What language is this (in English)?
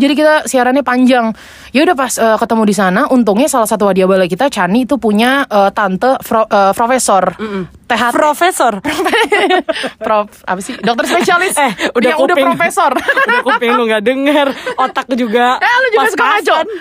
Indonesian